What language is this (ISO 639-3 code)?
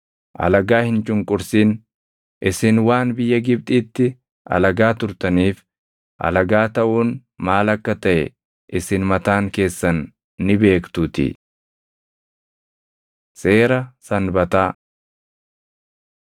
orm